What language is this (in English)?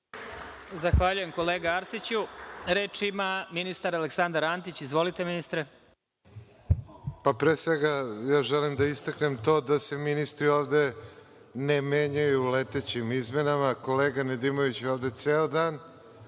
Serbian